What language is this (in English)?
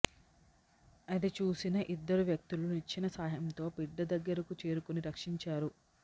Telugu